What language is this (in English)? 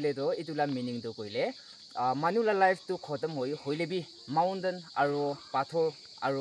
Arabic